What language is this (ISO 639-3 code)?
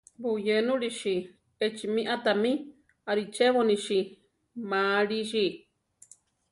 tar